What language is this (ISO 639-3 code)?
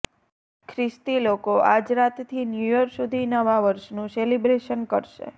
guj